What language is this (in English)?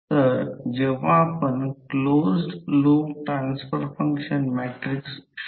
Marathi